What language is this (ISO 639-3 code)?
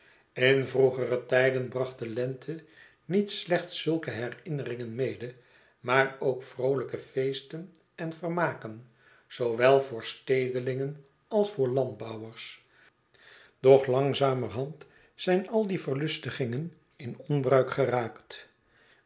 nld